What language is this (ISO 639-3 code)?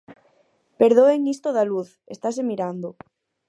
glg